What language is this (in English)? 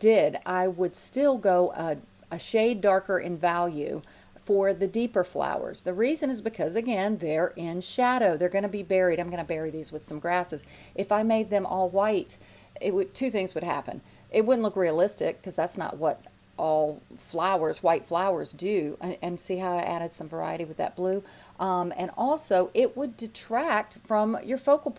English